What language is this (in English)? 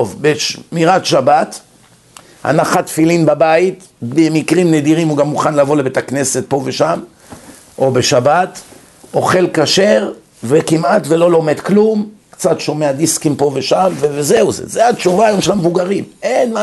Hebrew